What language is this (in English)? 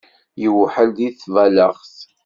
Kabyle